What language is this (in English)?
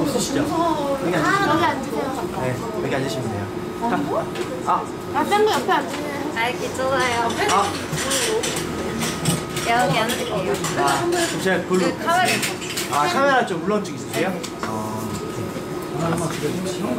Korean